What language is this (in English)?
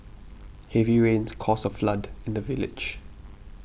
English